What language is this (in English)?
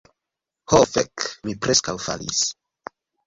Esperanto